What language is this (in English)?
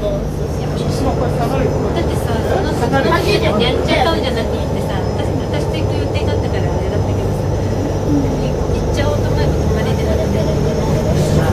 Japanese